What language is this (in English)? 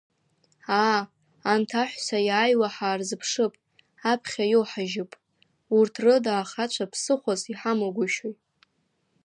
Abkhazian